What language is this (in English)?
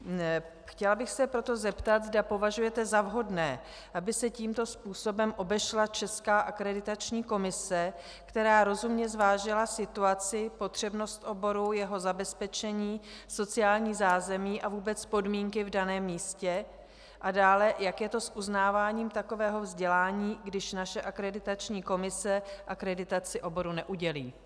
Czech